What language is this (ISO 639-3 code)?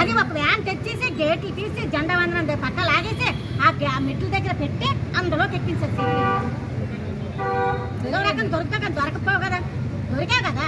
tel